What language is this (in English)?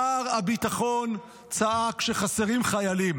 Hebrew